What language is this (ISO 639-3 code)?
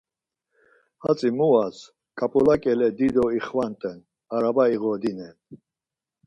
lzz